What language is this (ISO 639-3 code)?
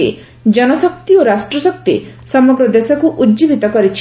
ori